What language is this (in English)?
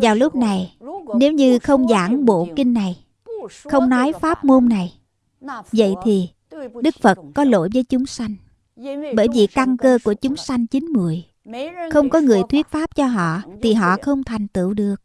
Vietnamese